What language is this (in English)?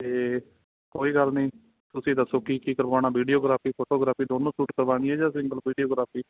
Punjabi